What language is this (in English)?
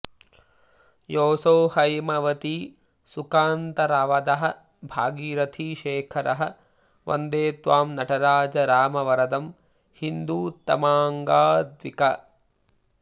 Sanskrit